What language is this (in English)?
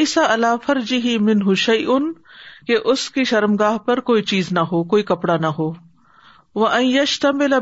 Urdu